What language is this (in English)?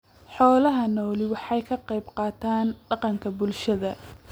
Somali